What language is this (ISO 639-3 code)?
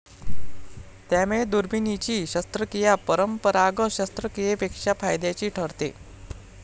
mar